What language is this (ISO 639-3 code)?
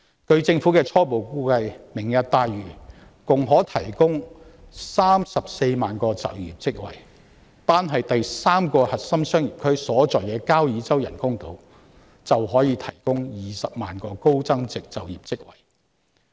yue